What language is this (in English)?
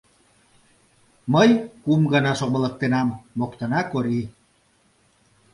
Mari